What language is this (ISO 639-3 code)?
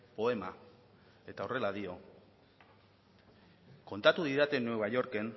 eus